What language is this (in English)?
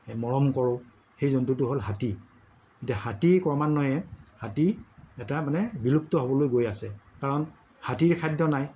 Assamese